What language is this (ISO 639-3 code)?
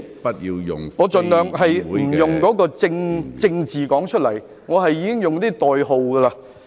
yue